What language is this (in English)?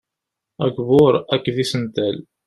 Kabyle